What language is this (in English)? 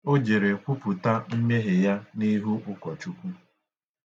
Igbo